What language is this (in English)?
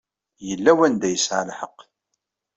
Kabyle